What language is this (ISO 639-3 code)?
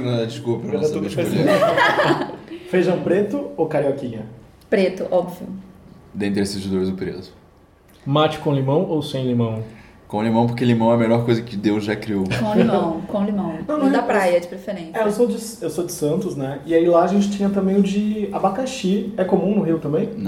por